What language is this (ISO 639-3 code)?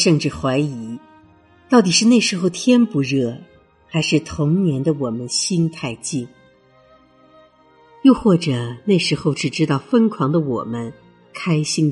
zho